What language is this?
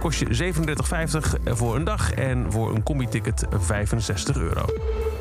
Dutch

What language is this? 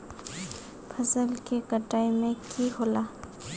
Magahi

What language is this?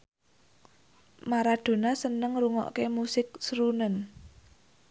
Javanese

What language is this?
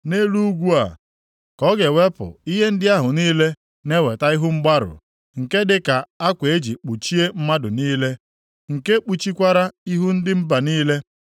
Igbo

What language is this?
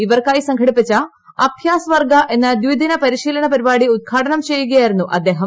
Malayalam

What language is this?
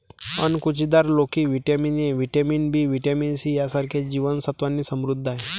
Marathi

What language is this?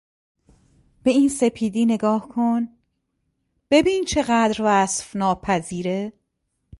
Persian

